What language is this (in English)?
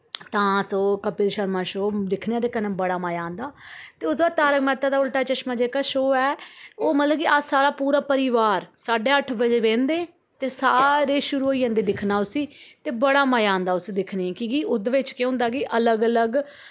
Dogri